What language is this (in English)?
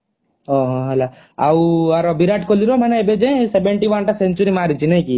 Odia